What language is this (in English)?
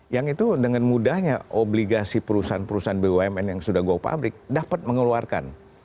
Indonesian